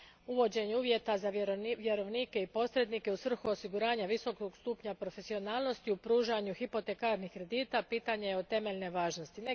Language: Croatian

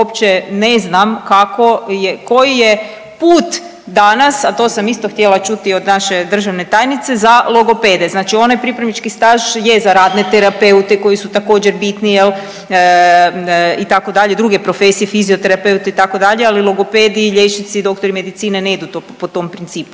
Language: Croatian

